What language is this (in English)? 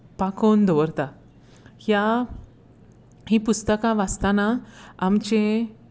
Konkani